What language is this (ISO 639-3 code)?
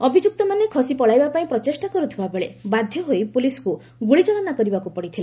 ori